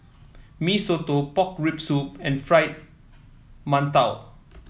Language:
English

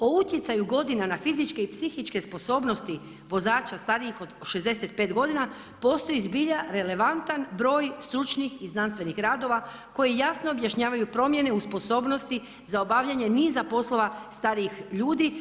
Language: Croatian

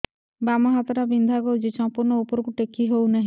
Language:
Odia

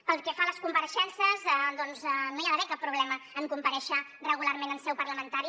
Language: Catalan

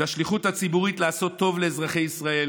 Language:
Hebrew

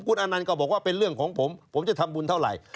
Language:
Thai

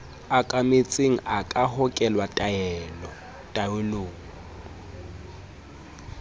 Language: Southern Sotho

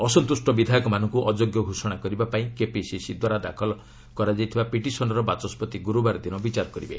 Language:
Odia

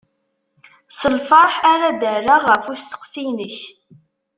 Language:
Kabyle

